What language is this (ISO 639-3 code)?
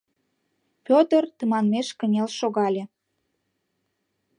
chm